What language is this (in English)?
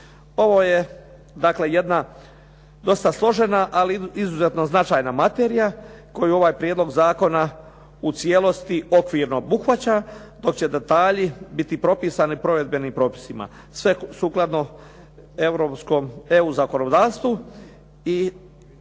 Croatian